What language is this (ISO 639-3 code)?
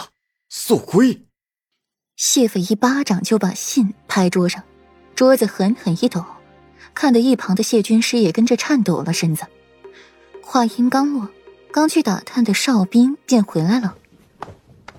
zho